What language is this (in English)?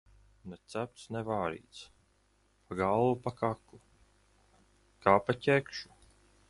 Latvian